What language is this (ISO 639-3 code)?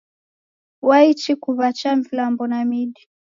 dav